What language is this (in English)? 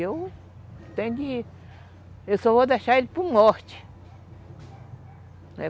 Portuguese